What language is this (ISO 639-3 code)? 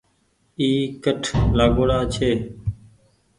gig